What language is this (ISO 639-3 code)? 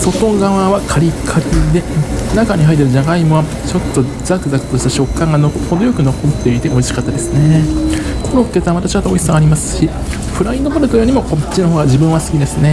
jpn